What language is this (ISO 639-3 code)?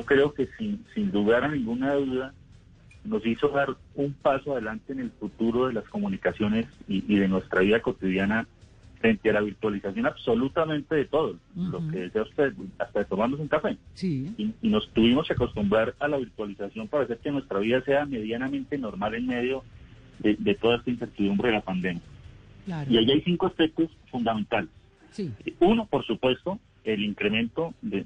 spa